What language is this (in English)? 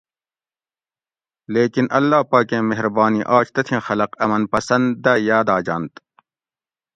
Gawri